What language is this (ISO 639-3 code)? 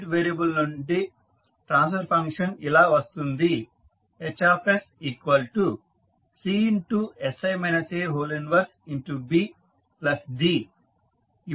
tel